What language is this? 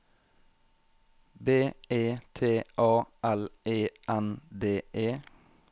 Norwegian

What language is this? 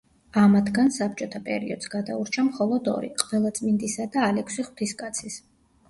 Georgian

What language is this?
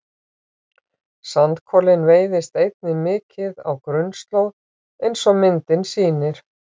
Icelandic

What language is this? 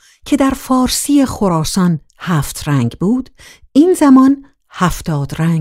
Persian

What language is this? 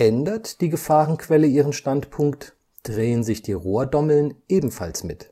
German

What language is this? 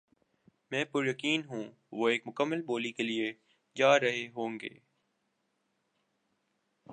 Urdu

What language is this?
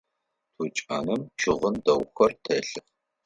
Adyghe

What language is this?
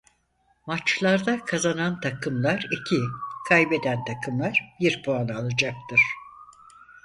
Turkish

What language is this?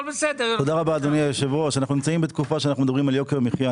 Hebrew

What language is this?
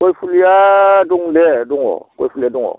Bodo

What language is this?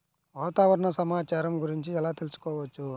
Telugu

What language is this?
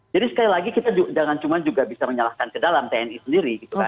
Indonesian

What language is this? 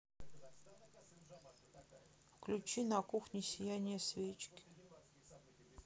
Russian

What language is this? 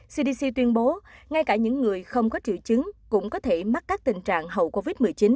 Vietnamese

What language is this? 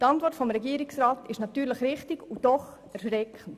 Swiss German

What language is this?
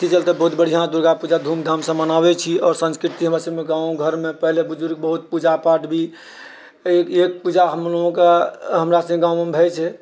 Maithili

